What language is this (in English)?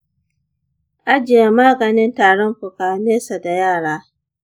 Hausa